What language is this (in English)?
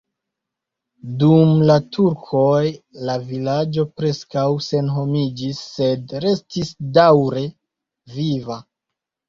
Esperanto